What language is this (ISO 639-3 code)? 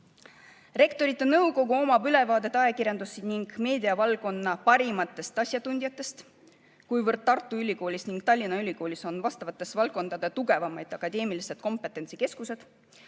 est